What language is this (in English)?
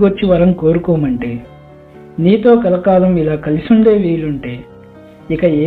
Telugu